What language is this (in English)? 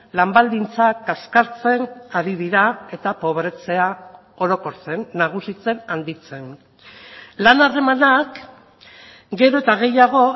Basque